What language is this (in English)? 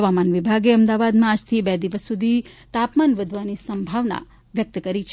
Gujarati